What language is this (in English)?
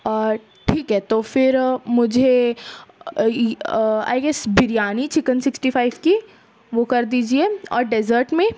Urdu